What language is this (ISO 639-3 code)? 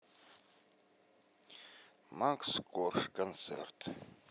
rus